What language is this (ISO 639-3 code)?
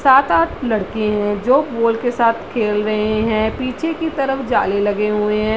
hin